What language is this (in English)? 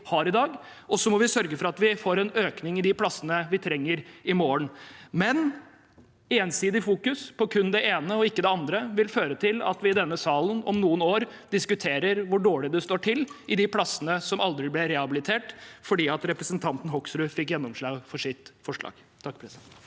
Norwegian